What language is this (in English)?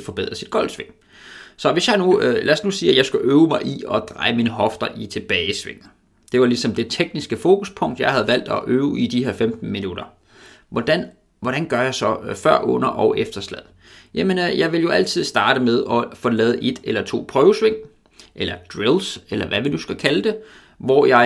Danish